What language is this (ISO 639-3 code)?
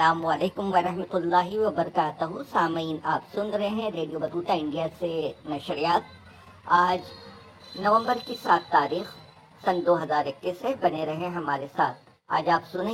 urd